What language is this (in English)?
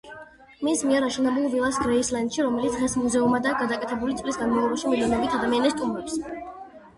Georgian